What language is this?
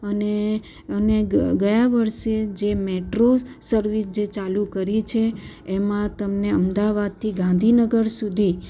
Gujarati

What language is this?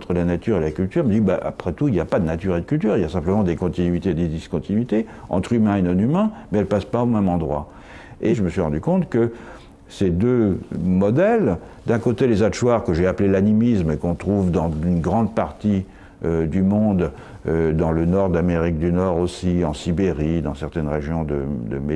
French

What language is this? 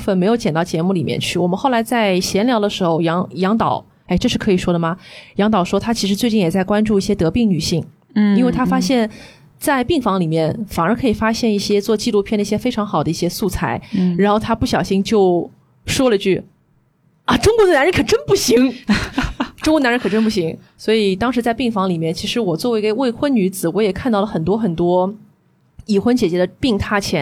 Chinese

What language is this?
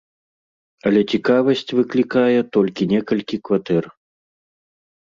Belarusian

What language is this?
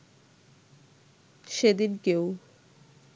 Bangla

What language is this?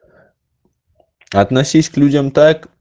Russian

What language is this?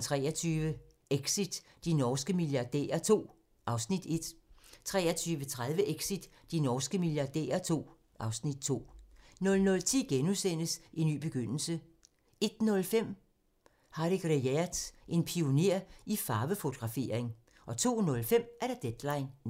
Danish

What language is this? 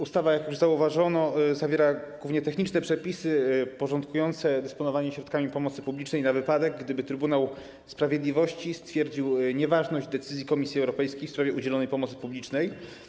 Polish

